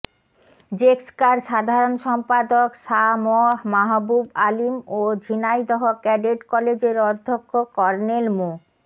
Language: Bangla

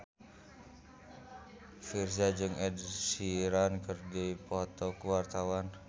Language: Sundanese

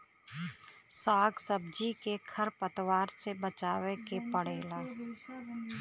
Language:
Bhojpuri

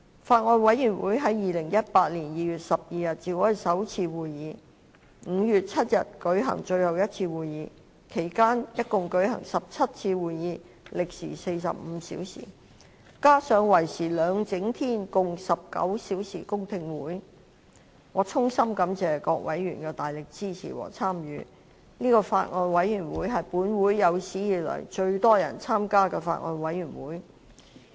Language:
Cantonese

